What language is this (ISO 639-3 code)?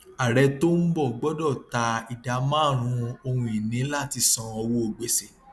yor